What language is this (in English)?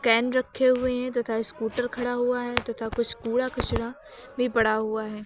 Hindi